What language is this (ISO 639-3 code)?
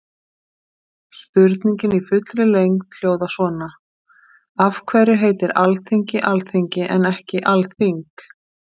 isl